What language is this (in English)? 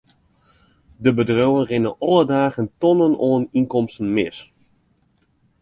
Western Frisian